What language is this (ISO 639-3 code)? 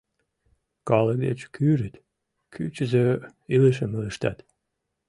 chm